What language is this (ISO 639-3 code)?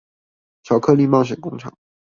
zho